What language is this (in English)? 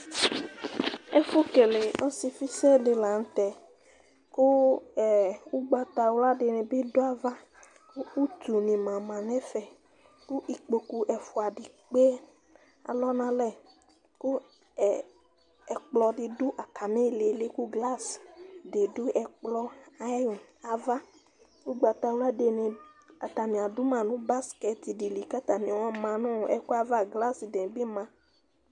Ikposo